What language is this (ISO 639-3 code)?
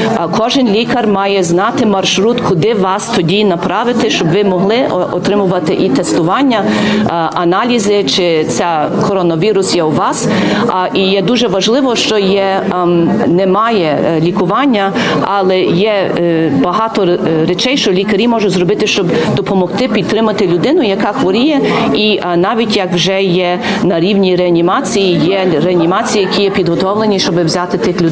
ukr